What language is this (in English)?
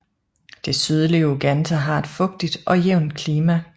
Danish